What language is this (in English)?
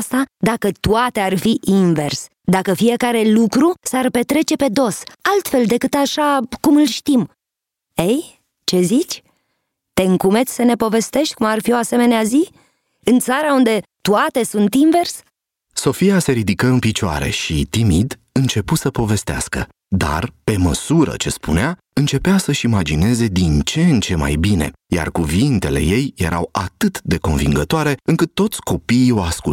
Romanian